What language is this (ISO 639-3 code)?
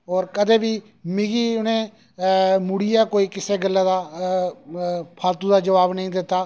doi